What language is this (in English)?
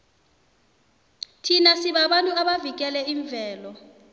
South Ndebele